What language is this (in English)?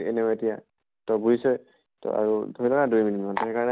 Assamese